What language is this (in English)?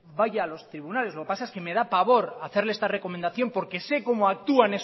Spanish